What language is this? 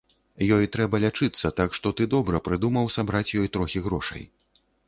Belarusian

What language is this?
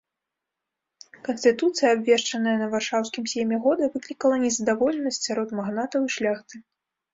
Belarusian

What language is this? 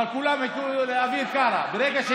Hebrew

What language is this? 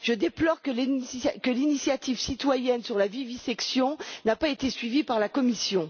French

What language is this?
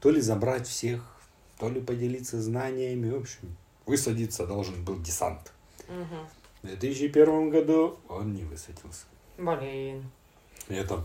Russian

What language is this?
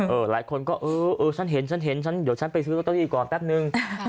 Thai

